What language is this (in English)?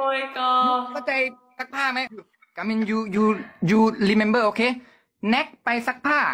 Thai